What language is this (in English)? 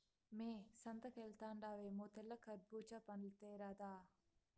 Telugu